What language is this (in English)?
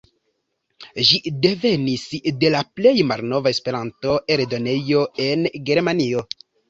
Esperanto